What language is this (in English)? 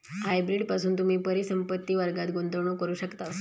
Marathi